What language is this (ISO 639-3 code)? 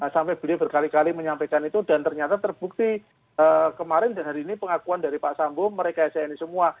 ind